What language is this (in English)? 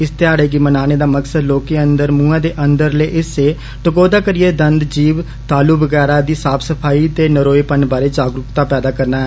Dogri